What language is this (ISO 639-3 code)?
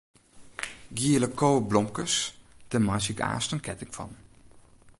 fry